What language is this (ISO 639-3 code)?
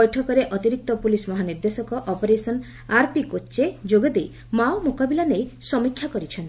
ori